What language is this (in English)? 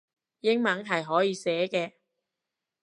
Cantonese